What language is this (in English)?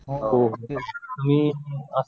Marathi